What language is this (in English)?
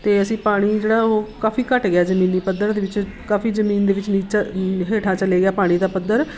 Punjabi